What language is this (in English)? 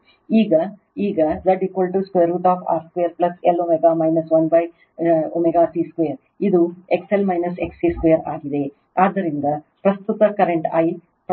Kannada